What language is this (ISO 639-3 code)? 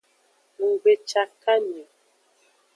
ajg